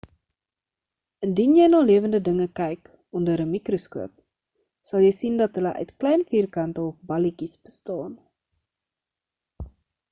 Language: Afrikaans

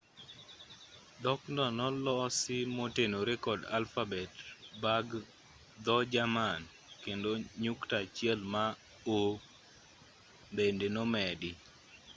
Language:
Luo (Kenya and Tanzania)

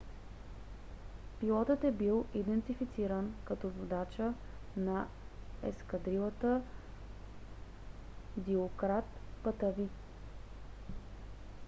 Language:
Bulgarian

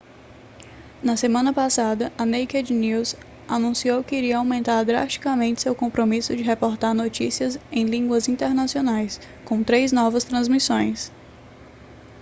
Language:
Portuguese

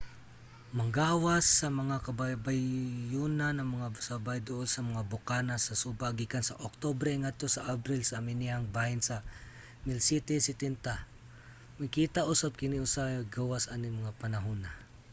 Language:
Cebuano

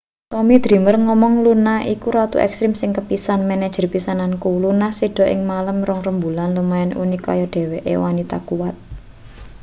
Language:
Javanese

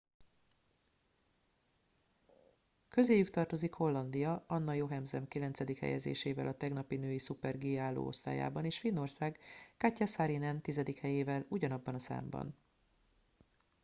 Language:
Hungarian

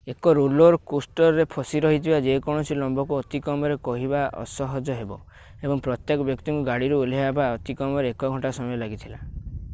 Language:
Odia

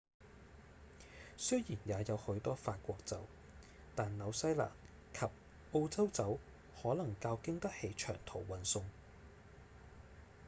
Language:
Cantonese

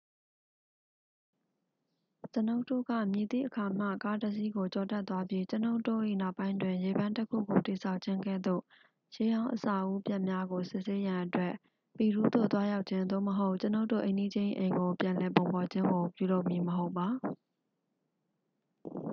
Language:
Burmese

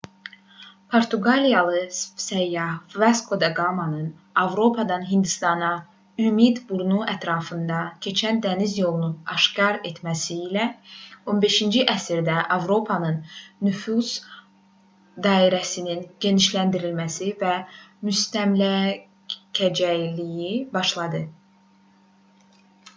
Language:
Azerbaijani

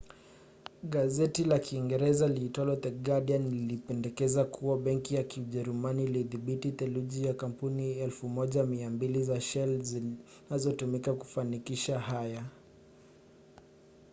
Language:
Swahili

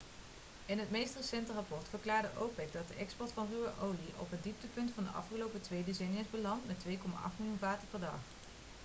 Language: Dutch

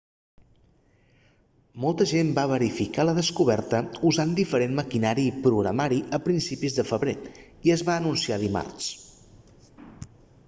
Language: Catalan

